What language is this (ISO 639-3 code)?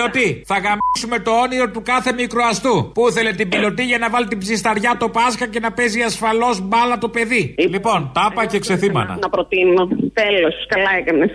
ell